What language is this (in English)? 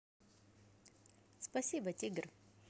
Russian